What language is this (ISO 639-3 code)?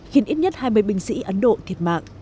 vie